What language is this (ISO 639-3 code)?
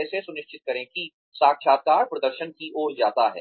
hin